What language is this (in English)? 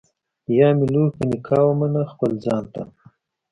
Pashto